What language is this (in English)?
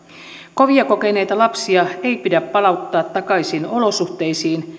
Finnish